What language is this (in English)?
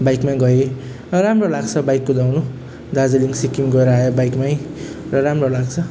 Nepali